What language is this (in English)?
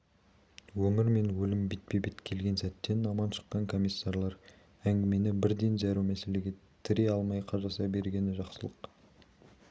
Kazakh